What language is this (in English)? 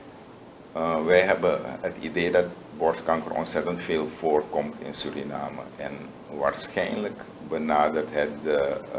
Dutch